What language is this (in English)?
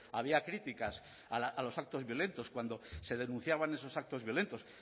Spanish